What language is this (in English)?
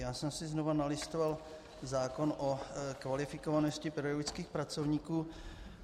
Czech